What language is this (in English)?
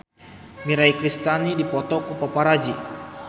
Sundanese